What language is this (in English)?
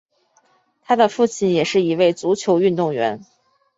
Chinese